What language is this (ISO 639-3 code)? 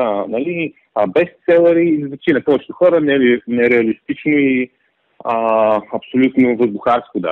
bul